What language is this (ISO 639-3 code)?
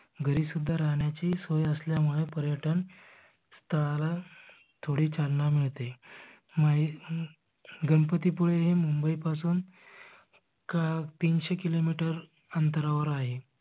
mar